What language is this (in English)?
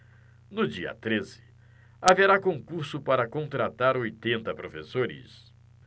Portuguese